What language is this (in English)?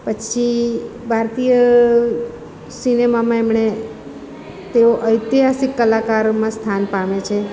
Gujarati